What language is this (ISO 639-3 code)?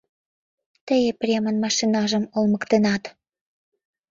chm